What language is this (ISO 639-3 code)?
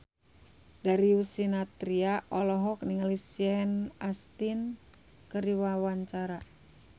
sun